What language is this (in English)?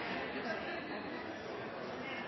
Norwegian Nynorsk